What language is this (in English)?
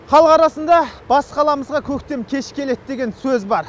Kazakh